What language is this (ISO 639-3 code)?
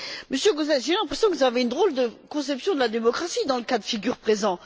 fra